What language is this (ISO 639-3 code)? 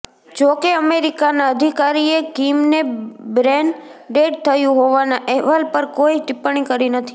guj